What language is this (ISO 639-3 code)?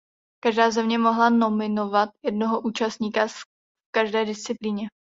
ces